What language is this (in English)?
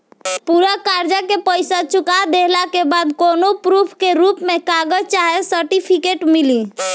Bhojpuri